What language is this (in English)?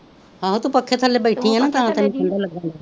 Punjabi